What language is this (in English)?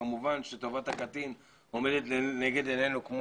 Hebrew